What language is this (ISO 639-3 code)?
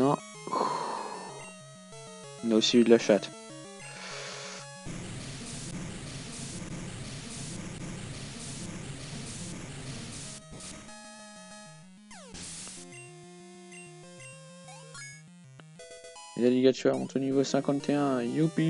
fra